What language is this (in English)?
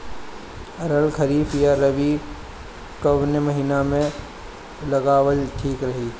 Bhojpuri